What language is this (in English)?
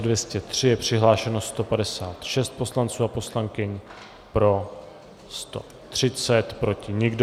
Czech